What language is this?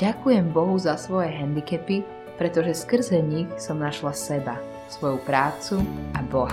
Slovak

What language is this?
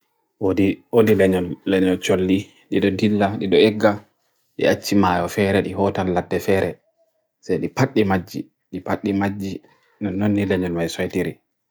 Bagirmi Fulfulde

